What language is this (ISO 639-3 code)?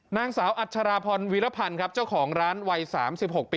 tha